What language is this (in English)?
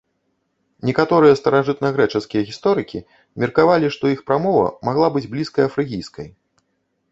Belarusian